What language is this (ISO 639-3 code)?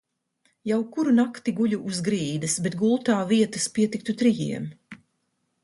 lav